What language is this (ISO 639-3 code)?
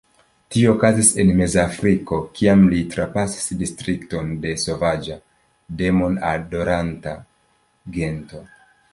epo